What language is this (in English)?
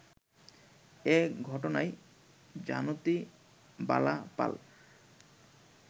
Bangla